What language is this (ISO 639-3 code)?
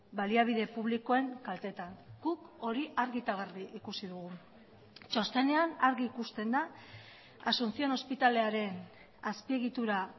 eus